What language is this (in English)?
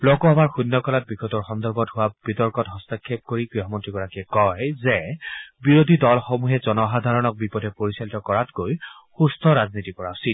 Assamese